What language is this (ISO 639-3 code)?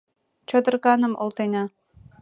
chm